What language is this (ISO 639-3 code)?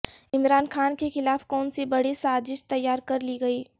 urd